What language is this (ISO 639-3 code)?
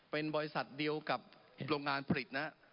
tha